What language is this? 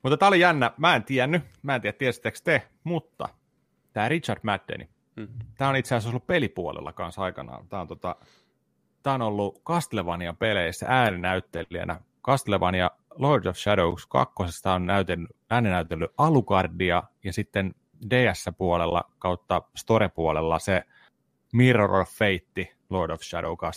Finnish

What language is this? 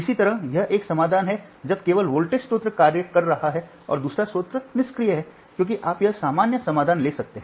Hindi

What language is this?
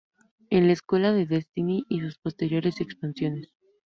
Spanish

